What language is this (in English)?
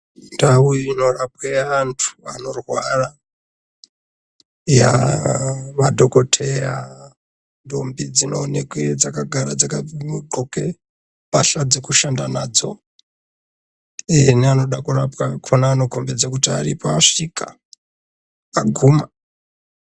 Ndau